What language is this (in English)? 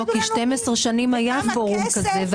Hebrew